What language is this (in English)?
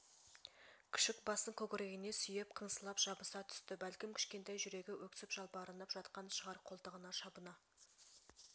Kazakh